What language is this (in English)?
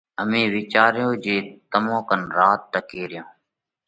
Parkari Koli